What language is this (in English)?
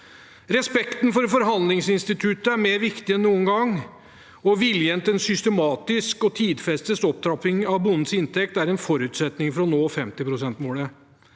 Norwegian